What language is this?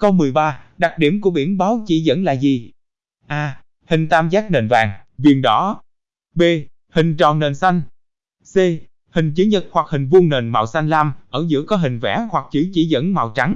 Vietnamese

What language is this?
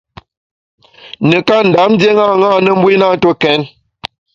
Bamun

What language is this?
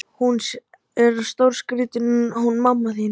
Icelandic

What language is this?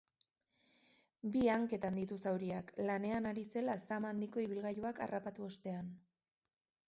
Basque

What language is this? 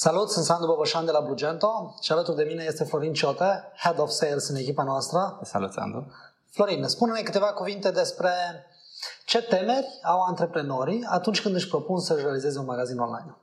Romanian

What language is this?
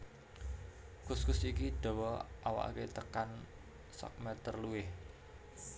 Javanese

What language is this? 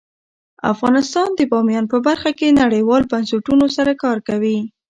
Pashto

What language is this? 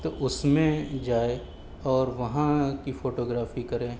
Urdu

